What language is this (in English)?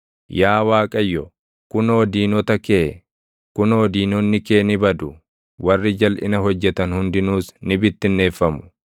Oromo